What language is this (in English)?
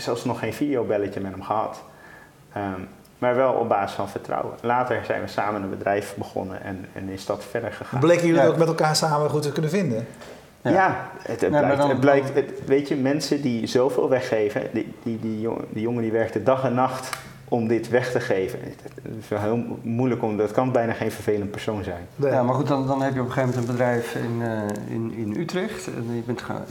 Dutch